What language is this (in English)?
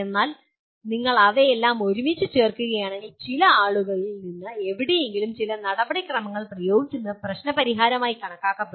Malayalam